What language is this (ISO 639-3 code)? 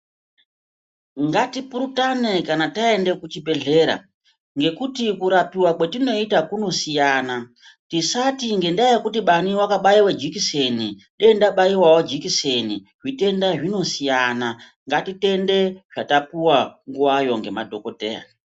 ndc